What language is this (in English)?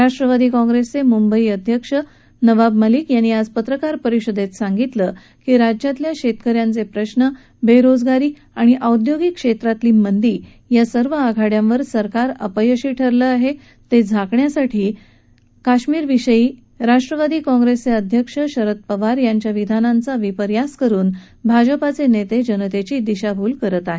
Marathi